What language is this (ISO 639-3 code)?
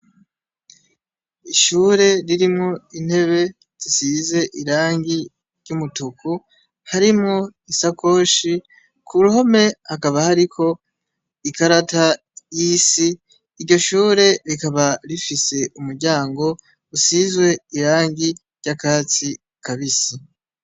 run